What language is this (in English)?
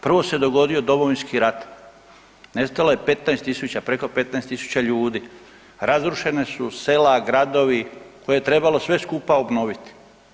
Croatian